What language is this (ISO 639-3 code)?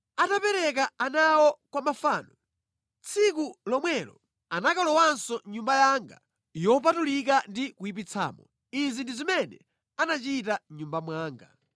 nya